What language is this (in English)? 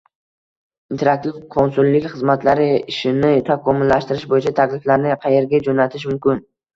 Uzbek